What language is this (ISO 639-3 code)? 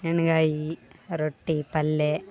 kan